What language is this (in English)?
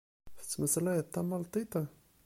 Kabyle